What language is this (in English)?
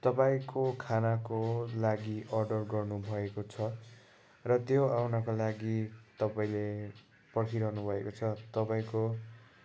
Nepali